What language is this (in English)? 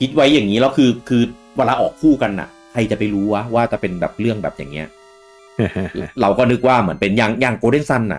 Thai